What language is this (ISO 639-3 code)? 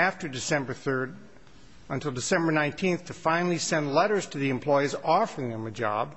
eng